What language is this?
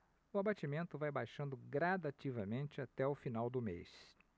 Portuguese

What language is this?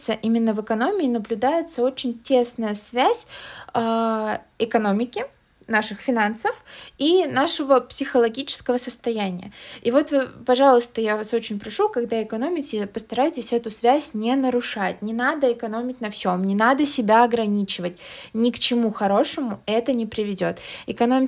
Russian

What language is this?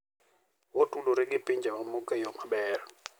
Luo (Kenya and Tanzania)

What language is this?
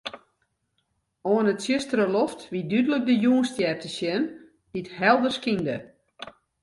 Western Frisian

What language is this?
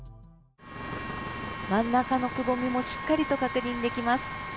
Japanese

